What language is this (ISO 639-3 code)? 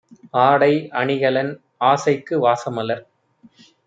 tam